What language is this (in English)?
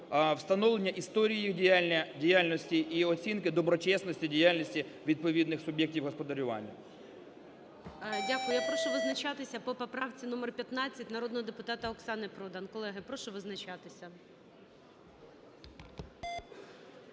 Ukrainian